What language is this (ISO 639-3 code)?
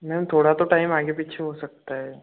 hin